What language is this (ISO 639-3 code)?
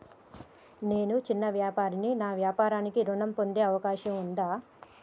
tel